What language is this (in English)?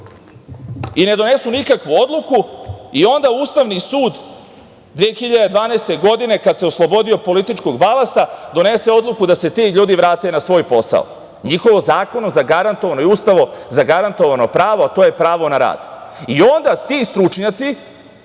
Serbian